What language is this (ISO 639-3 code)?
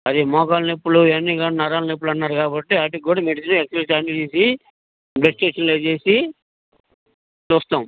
tel